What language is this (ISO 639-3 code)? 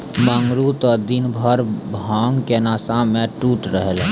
mai